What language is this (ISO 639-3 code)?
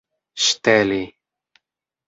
epo